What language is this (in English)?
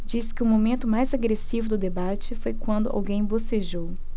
Portuguese